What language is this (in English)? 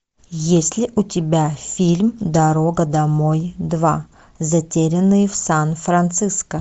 Russian